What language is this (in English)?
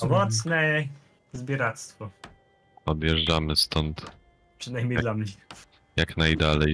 Polish